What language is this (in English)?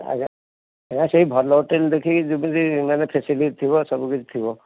Odia